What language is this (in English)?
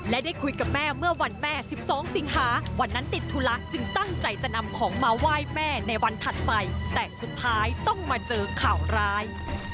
Thai